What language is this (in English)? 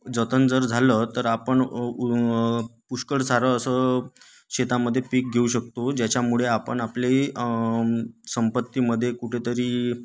Marathi